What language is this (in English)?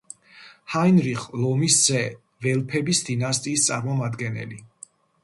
Georgian